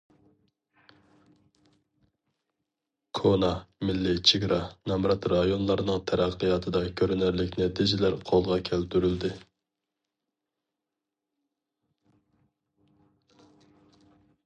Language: Uyghur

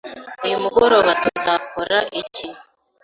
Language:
Kinyarwanda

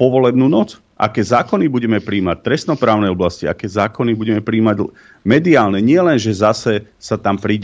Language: Slovak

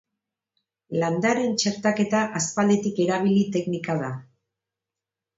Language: Basque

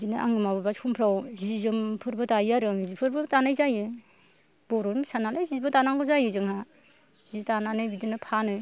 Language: Bodo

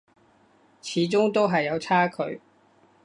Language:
Cantonese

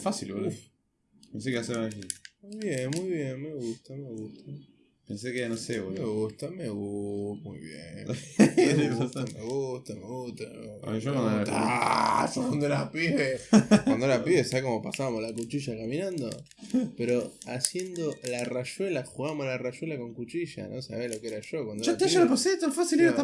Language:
Spanish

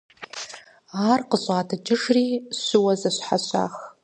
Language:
Kabardian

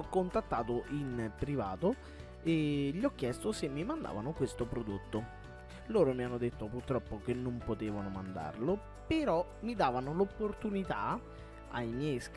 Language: Italian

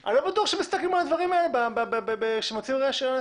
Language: Hebrew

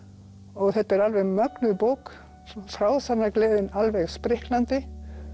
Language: Icelandic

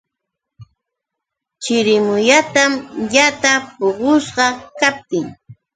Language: Yauyos Quechua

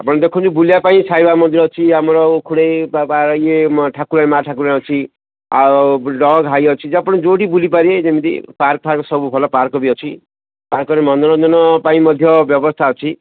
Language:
Odia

